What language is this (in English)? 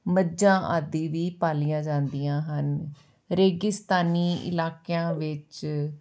Punjabi